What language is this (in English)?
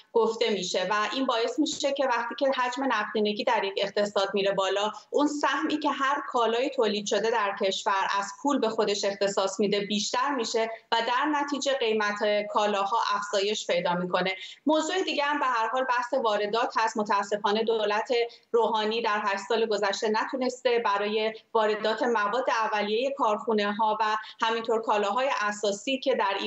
Persian